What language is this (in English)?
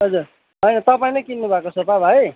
Nepali